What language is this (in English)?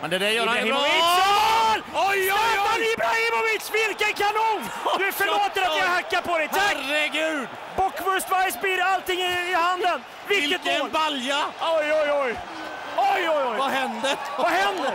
Swedish